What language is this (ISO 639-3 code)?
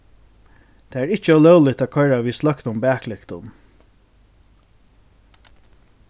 fao